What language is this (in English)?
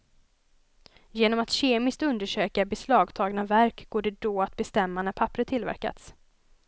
Swedish